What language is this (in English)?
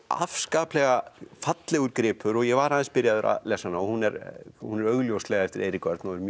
Icelandic